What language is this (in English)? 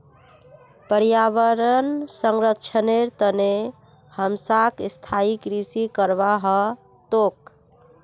Magahi